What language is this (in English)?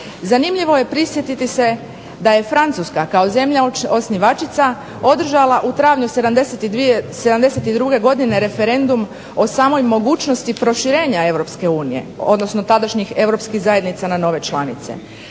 Croatian